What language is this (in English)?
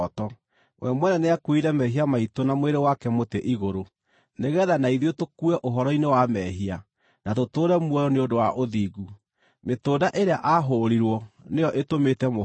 Kikuyu